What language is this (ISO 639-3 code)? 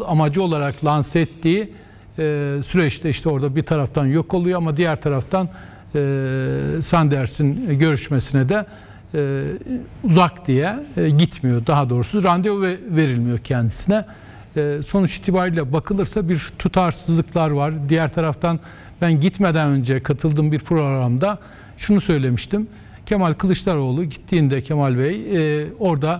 tur